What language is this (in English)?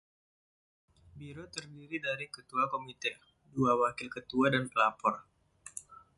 Indonesian